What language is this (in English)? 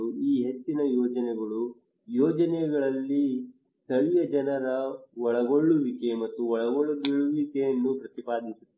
Kannada